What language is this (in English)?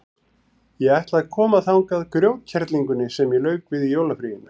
Icelandic